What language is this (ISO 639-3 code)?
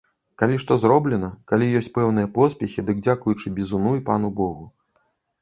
bel